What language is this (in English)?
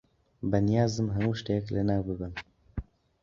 Central Kurdish